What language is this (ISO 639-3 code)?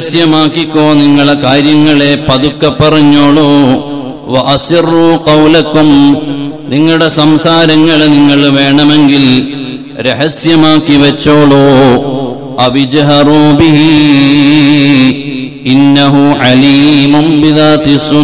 ara